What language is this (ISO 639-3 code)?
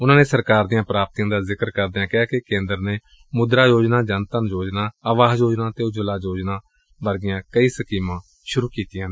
pan